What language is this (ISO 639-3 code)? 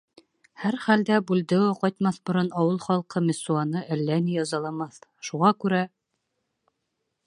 bak